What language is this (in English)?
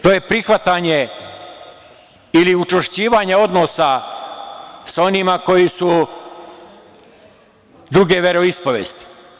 Serbian